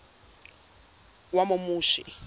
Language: Zulu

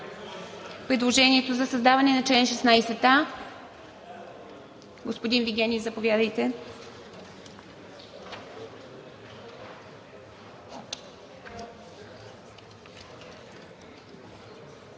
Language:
Bulgarian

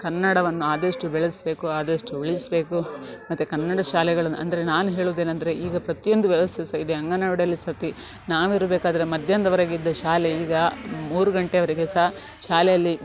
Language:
Kannada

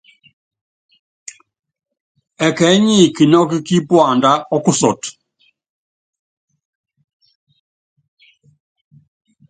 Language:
Yangben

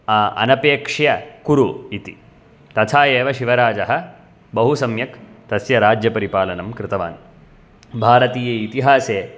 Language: Sanskrit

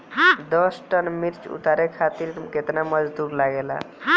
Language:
Bhojpuri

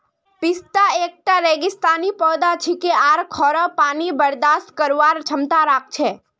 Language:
Magahi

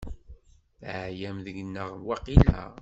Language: Kabyle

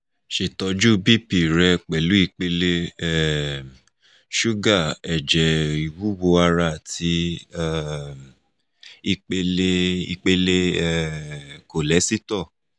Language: Yoruba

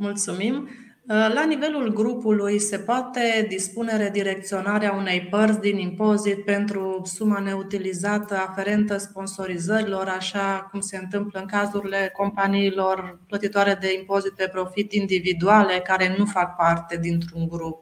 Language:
Romanian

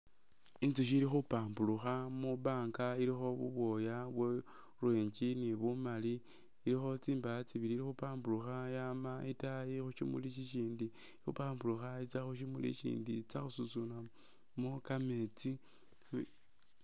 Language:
Masaaba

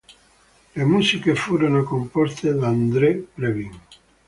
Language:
Italian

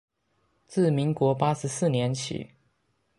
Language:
Chinese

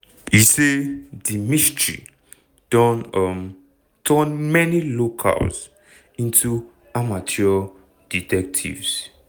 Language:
Nigerian Pidgin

